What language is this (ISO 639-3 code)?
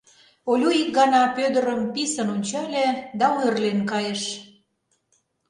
chm